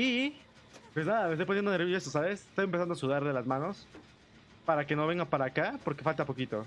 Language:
Spanish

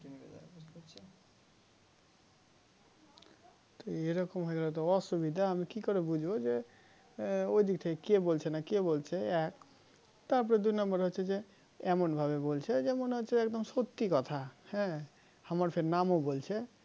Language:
Bangla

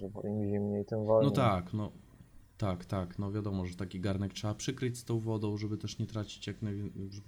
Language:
Polish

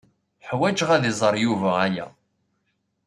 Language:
Kabyle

